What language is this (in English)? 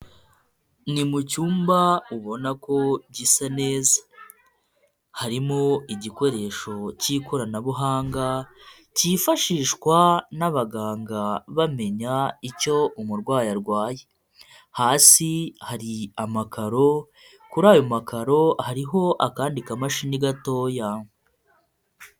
Kinyarwanda